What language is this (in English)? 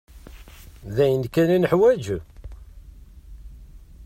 Kabyle